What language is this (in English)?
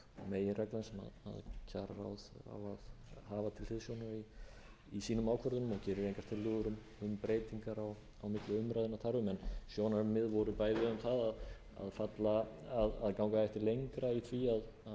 Icelandic